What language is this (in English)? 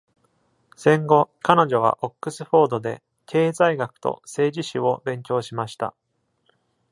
Japanese